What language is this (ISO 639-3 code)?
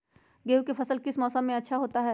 mag